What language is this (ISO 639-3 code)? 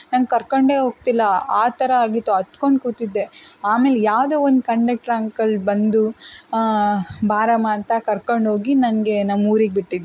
kan